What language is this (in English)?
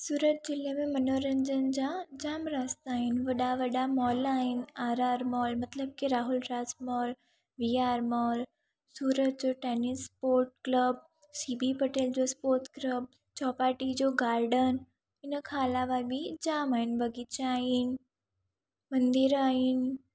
Sindhi